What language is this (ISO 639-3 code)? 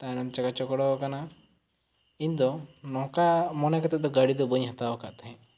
sat